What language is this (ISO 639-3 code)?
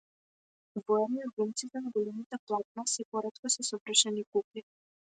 mkd